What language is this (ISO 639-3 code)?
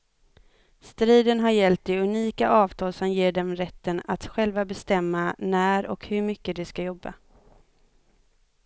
swe